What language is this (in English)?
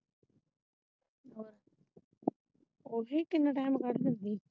Punjabi